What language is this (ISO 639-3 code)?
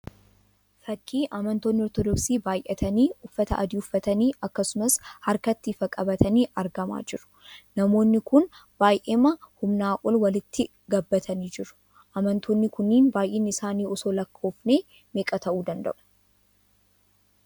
orm